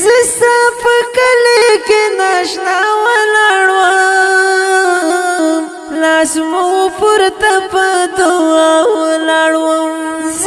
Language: Pashto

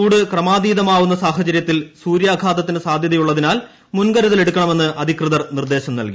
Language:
Malayalam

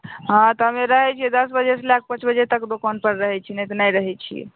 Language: Maithili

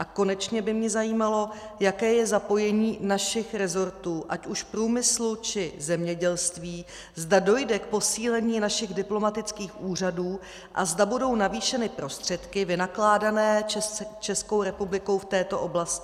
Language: Czech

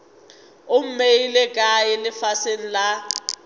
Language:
Northern Sotho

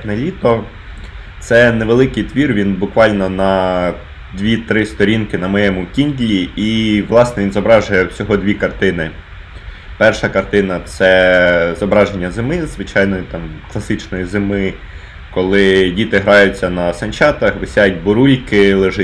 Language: Ukrainian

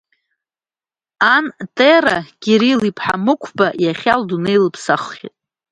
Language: Abkhazian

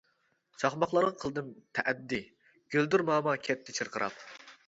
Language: Uyghur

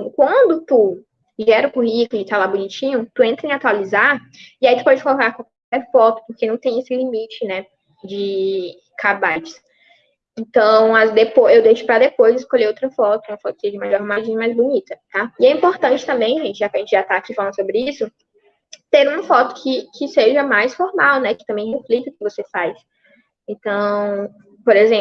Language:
Portuguese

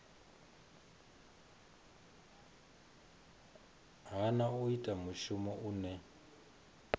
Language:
Venda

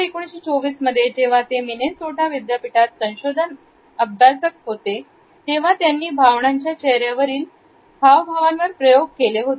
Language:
Marathi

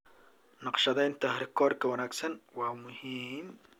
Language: Somali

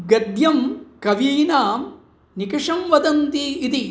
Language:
Sanskrit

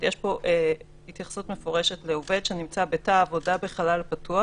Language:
Hebrew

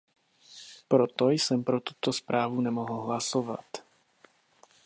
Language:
Czech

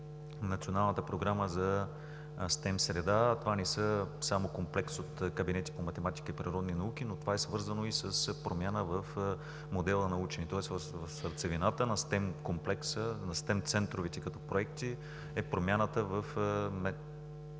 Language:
Bulgarian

